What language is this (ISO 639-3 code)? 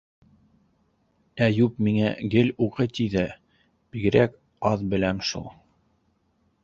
bak